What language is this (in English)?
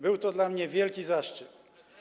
Polish